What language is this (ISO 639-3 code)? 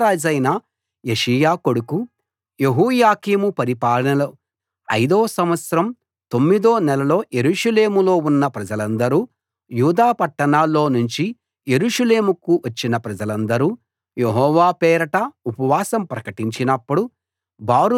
tel